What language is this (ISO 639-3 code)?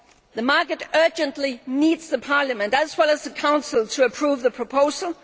eng